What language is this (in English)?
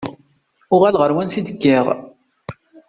Kabyle